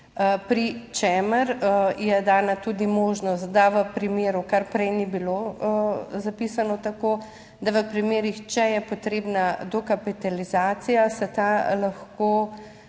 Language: Slovenian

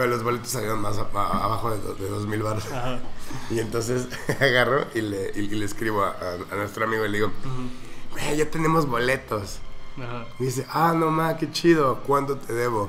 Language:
Spanish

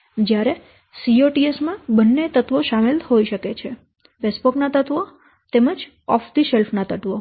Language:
Gujarati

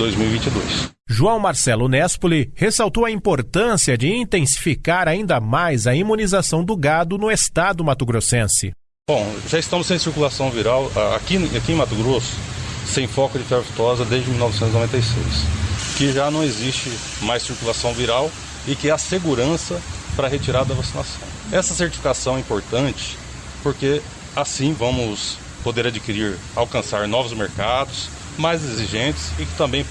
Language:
Portuguese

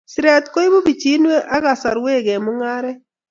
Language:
Kalenjin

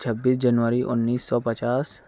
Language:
Urdu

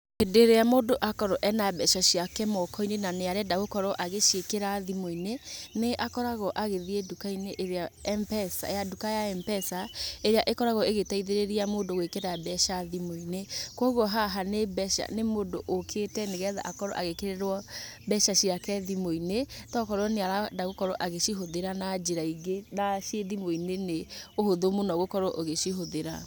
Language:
Kikuyu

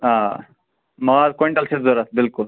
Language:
Kashmiri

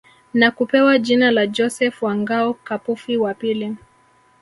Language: Swahili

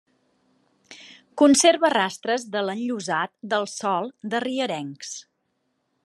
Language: Catalan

